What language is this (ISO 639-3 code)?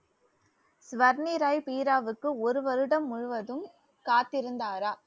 tam